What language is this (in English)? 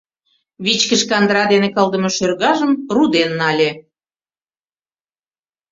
Mari